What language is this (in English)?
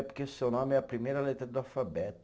Portuguese